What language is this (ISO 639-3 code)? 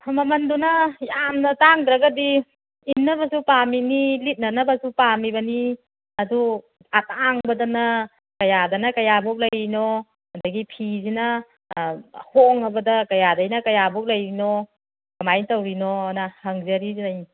mni